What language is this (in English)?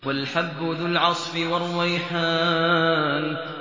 Arabic